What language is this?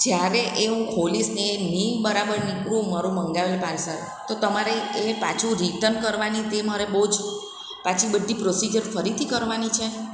Gujarati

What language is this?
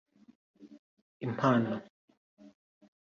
Kinyarwanda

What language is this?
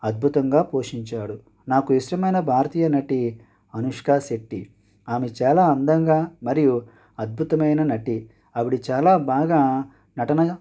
Telugu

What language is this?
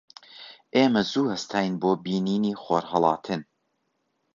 Central Kurdish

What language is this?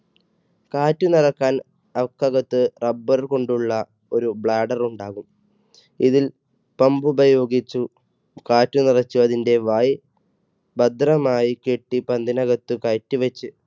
Malayalam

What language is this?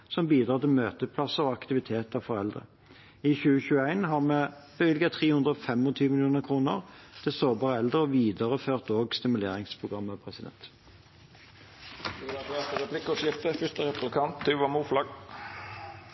Norwegian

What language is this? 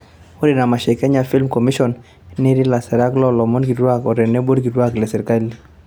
Masai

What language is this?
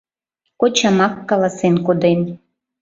Mari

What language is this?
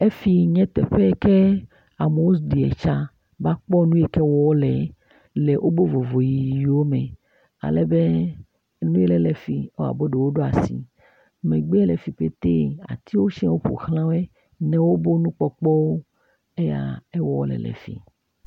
Ewe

